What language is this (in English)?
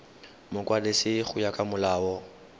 Tswana